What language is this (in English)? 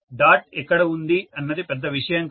Telugu